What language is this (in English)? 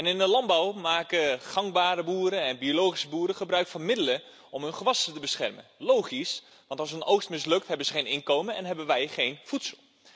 Dutch